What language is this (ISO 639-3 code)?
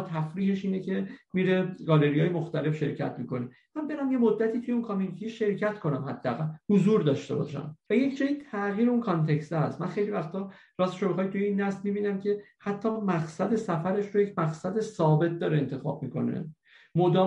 fas